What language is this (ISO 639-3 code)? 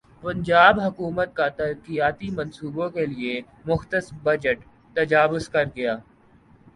urd